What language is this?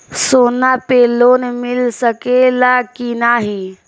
Bhojpuri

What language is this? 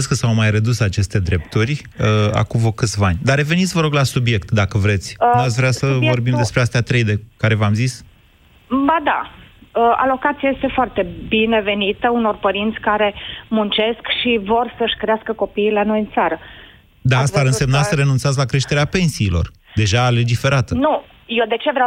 Romanian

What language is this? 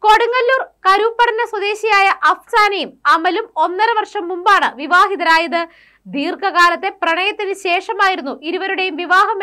Hindi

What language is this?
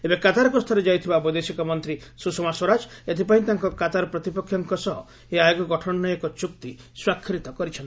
Odia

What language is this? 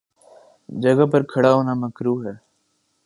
Urdu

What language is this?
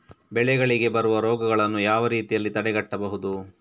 Kannada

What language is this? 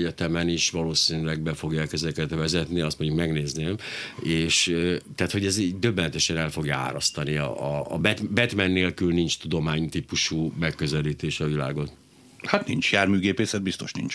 Hungarian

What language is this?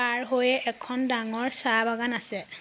Assamese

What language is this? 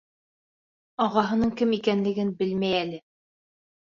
Bashkir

